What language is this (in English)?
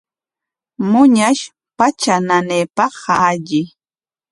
Corongo Ancash Quechua